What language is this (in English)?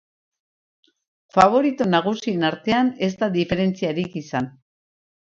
Basque